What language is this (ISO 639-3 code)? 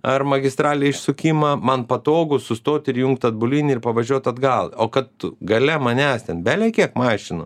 lit